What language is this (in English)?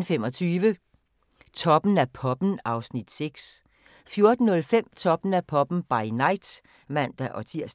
Danish